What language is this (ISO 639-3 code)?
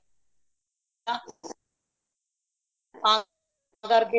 pan